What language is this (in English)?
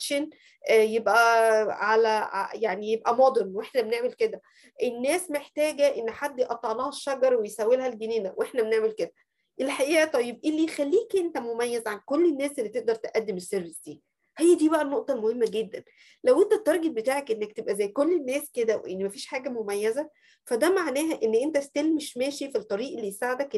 Arabic